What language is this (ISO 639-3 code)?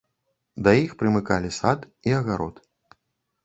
bel